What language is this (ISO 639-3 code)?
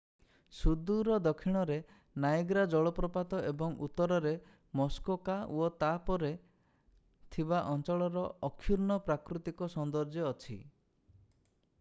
ori